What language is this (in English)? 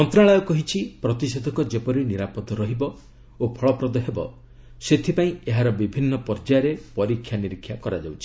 Odia